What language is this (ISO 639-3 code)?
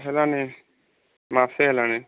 ori